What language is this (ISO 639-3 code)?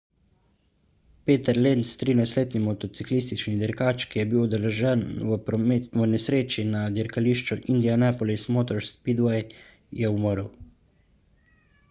slv